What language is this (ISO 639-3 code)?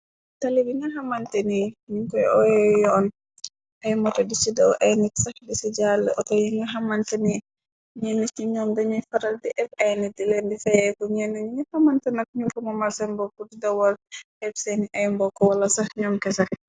wol